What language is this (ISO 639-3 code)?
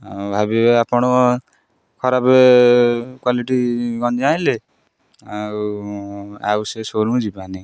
ori